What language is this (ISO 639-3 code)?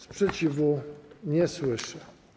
pol